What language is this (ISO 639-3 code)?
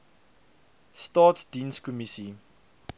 afr